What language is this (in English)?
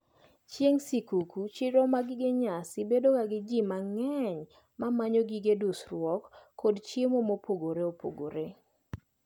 Luo (Kenya and Tanzania)